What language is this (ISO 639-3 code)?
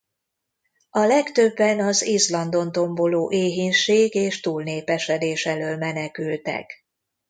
hun